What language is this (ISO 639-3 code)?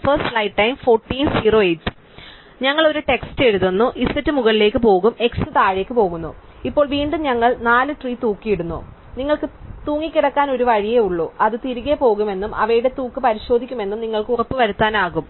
mal